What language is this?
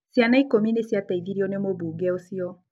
Kikuyu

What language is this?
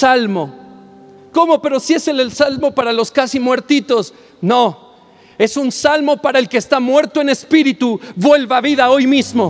Spanish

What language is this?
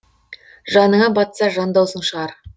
Kazakh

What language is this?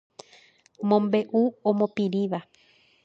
Guarani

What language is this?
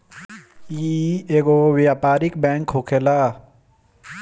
Bhojpuri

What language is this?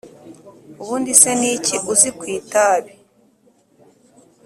Kinyarwanda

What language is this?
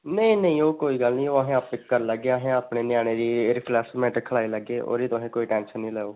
Dogri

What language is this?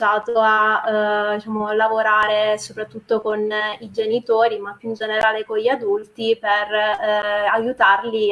Italian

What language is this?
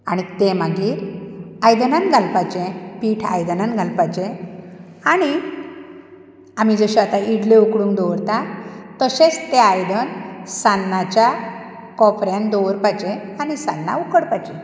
Konkani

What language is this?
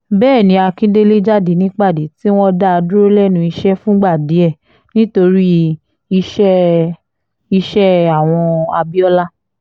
Yoruba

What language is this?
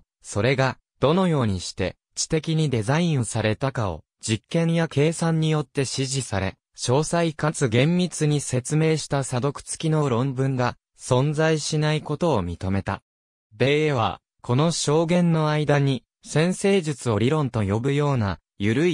Japanese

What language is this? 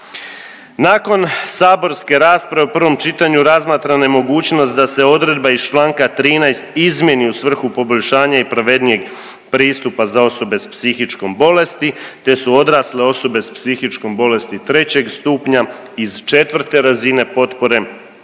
Croatian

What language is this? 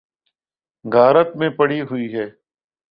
Urdu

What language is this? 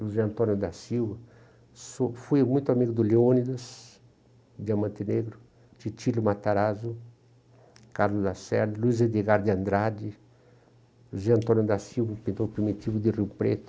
Portuguese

